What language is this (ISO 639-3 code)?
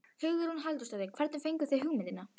isl